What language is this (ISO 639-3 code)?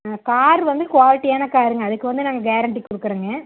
tam